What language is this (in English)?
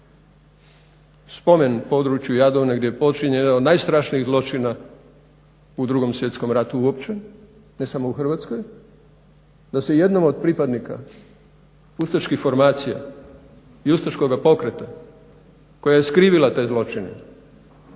Croatian